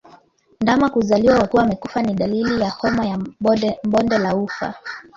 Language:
Swahili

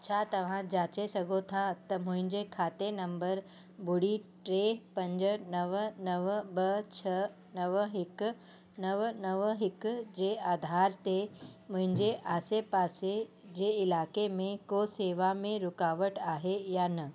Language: Sindhi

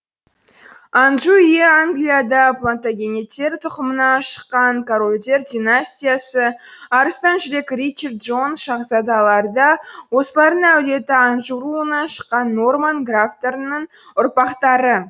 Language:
Kazakh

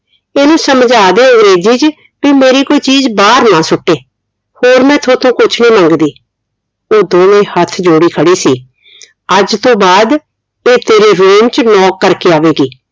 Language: Punjabi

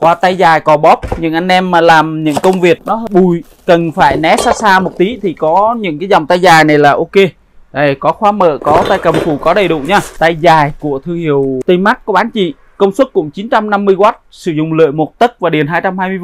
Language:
Vietnamese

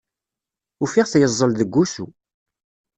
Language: Kabyle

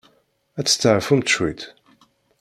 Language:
Kabyle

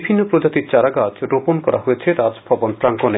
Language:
Bangla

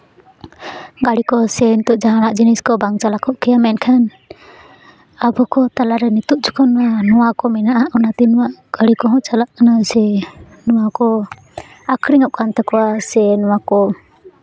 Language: Santali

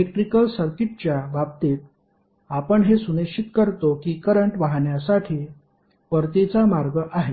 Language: Marathi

